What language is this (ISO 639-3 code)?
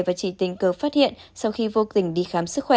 vie